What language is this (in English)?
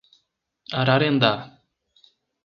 Portuguese